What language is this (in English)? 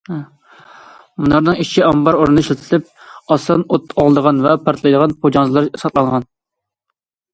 Uyghur